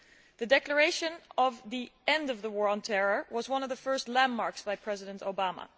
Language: English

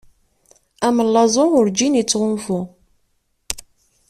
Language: Kabyle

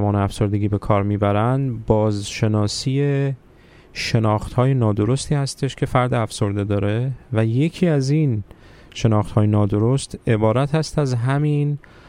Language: Persian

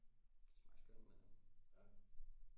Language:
Danish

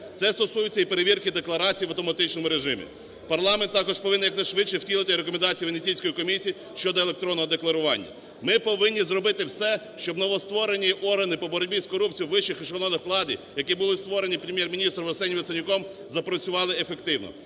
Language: Ukrainian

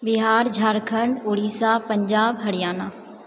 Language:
Maithili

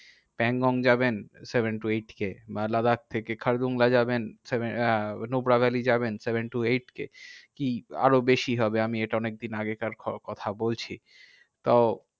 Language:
Bangla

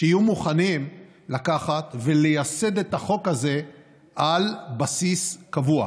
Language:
Hebrew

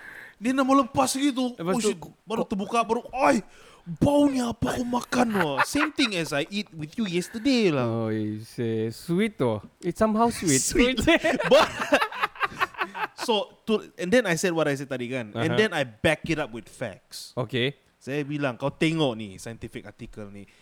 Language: Malay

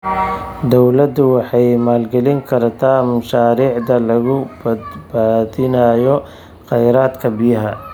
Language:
Somali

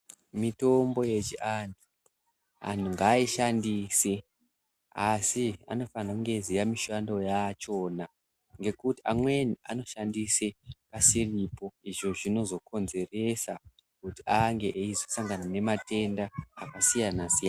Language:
Ndau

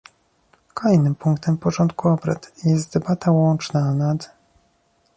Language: Polish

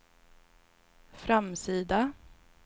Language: Swedish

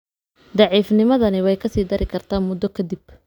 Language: Somali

